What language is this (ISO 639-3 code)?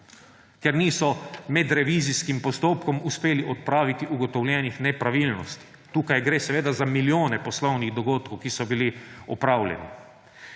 slv